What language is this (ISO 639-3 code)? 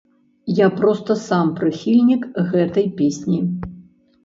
bel